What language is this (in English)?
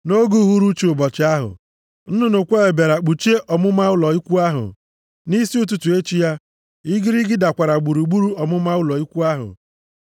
Igbo